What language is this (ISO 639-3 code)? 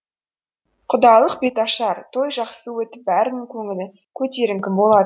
kaz